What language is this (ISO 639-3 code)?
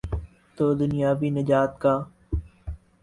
urd